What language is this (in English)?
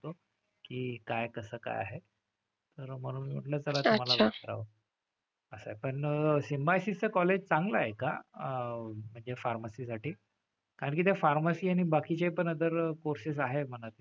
Marathi